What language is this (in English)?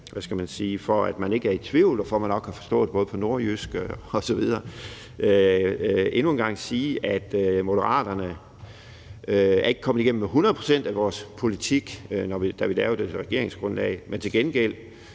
Danish